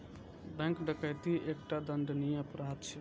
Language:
Maithili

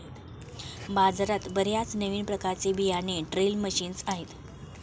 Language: Marathi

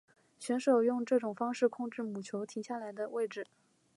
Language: Chinese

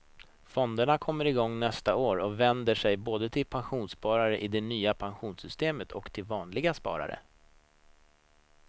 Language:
Swedish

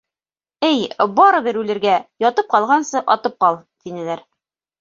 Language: Bashkir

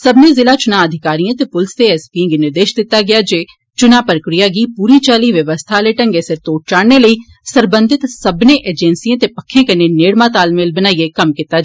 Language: Dogri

